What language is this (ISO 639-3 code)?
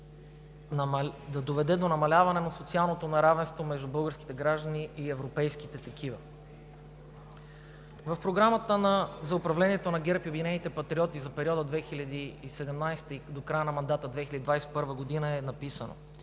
bul